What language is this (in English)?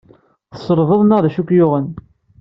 Kabyle